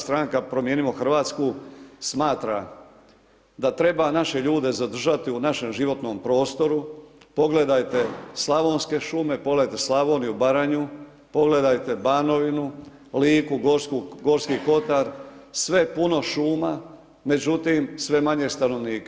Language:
Croatian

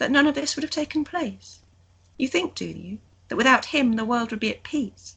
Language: English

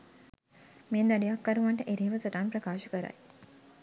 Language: Sinhala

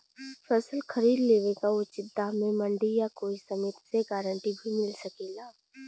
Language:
Bhojpuri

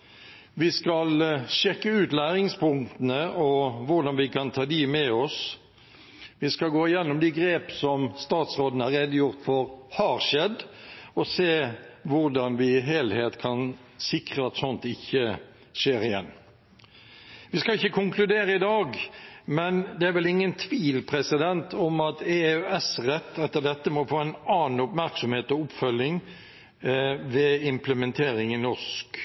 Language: Norwegian Bokmål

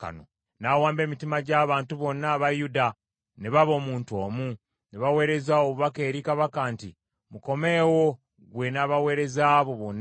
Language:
Ganda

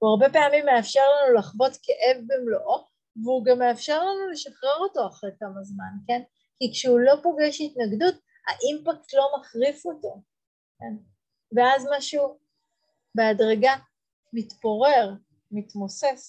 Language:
Hebrew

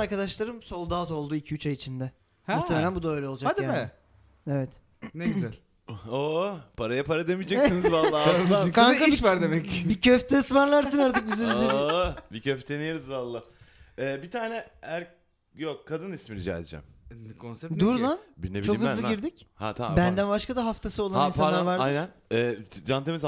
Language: Turkish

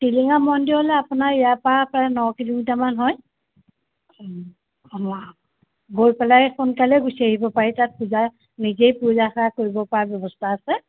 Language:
Assamese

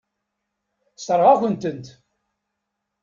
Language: Kabyle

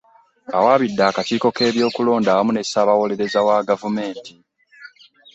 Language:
Ganda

